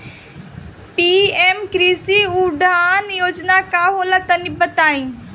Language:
Bhojpuri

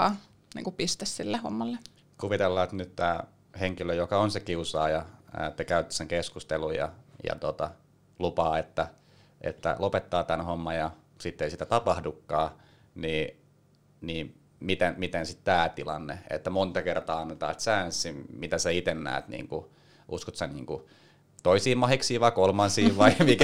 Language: Finnish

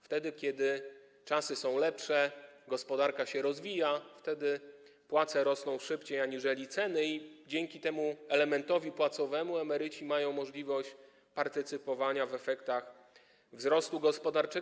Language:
Polish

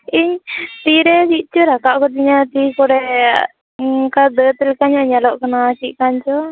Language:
Santali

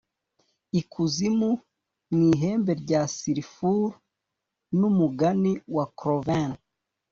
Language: Kinyarwanda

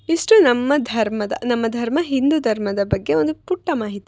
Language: Kannada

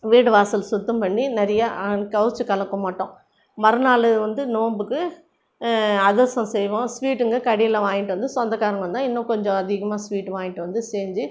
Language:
Tamil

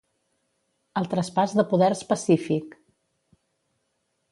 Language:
Catalan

